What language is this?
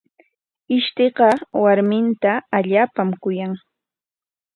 Corongo Ancash Quechua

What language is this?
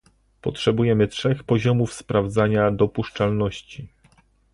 Polish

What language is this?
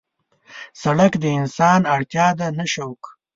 Pashto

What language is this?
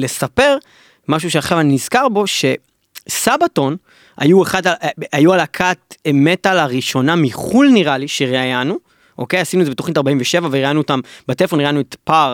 Hebrew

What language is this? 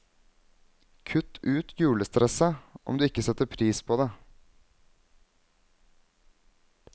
Norwegian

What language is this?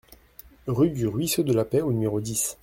French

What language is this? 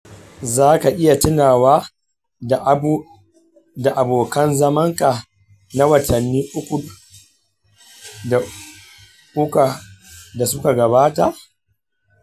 Hausa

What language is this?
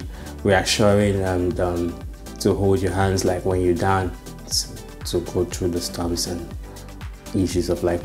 English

